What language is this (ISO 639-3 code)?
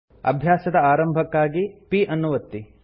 kan